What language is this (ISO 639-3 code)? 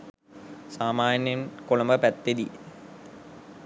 sin